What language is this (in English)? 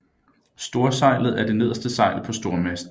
Danish